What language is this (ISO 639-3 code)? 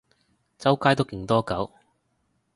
yue